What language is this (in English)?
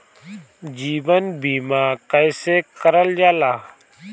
Bhojpuri